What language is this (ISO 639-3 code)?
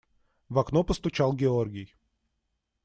rus